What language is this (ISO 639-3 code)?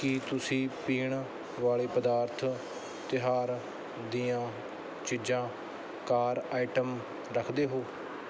pan